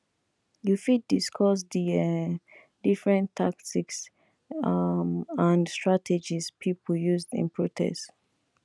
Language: Nigerian Pidgin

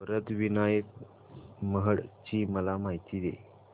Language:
Marathi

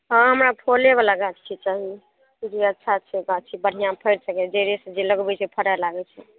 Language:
Maithili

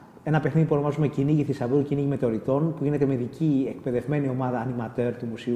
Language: Greek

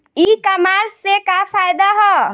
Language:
Bhojpuri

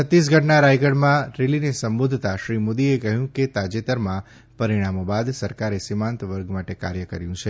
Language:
Gujarati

